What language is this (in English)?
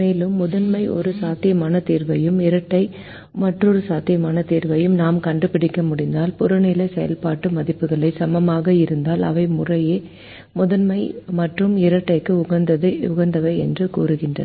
Tamil